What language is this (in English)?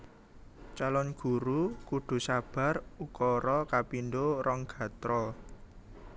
Javanese